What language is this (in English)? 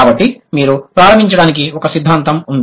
Telugu